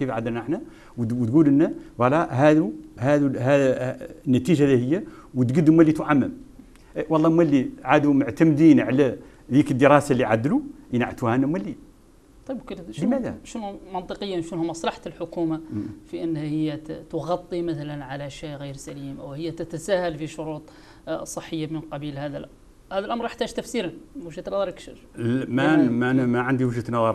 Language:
Arabic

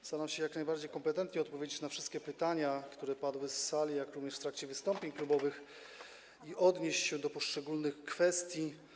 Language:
Polish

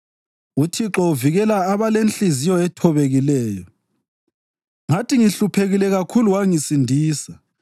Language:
North Ndebele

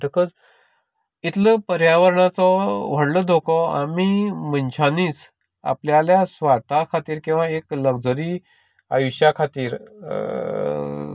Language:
Konkani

